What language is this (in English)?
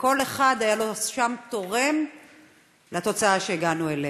Hebrew